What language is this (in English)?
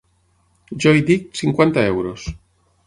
Catalan